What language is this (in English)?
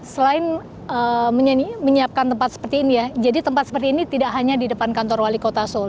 Indonesian